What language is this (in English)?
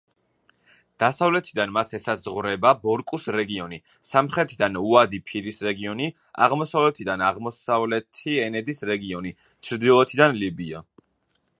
Georgian